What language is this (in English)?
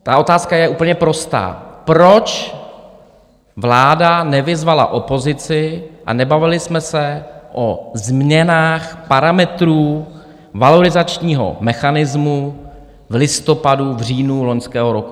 Czech